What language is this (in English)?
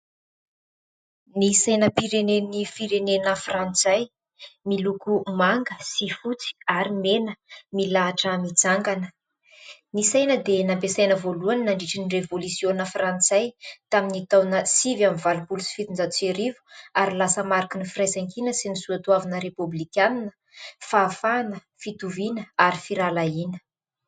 Malagasy